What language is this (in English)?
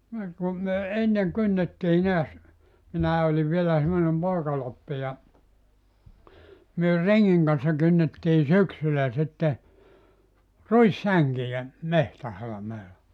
Finnish